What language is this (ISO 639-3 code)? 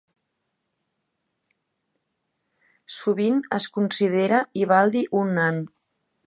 cat